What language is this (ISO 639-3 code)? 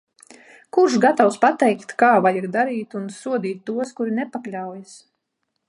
lav